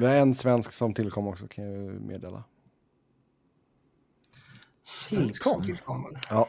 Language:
Swedish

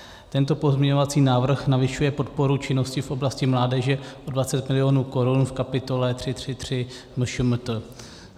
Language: Czech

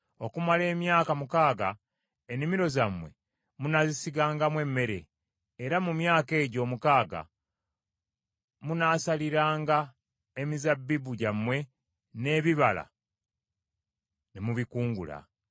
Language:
Ganda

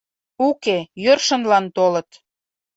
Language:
Mari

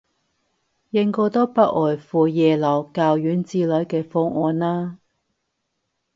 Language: Cantonese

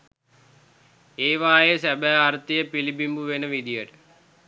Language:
Sinhala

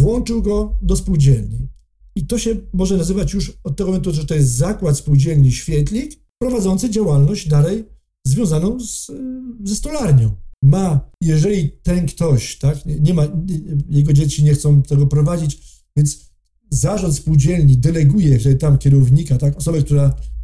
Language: Polish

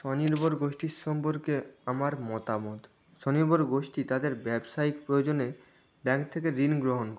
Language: Bangla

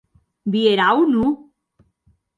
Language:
Occitan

